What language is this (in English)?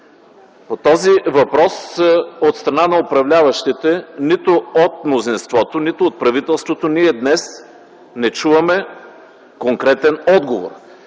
Bulgarian